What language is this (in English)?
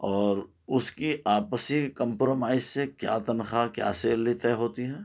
Urdu